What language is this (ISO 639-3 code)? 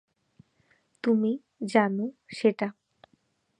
ben